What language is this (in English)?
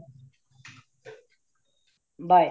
Punjabi